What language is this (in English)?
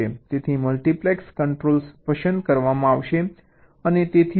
Gujarati